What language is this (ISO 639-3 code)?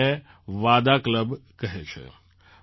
guj